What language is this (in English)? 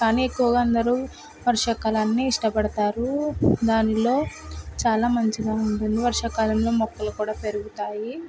Telugu